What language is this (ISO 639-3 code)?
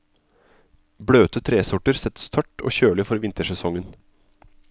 nor